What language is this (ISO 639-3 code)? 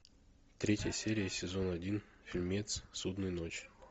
rus